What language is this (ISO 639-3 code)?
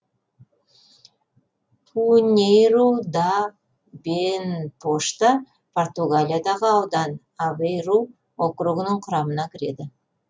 kaz